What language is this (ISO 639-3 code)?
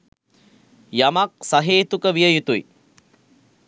sin